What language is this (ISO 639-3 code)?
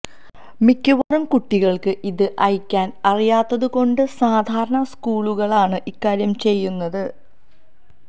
mal